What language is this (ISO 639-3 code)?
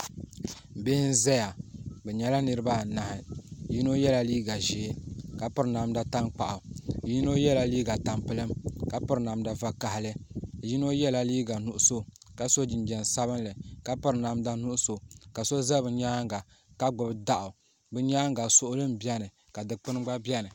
dag